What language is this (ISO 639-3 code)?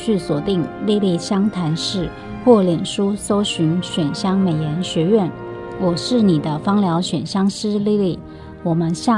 zho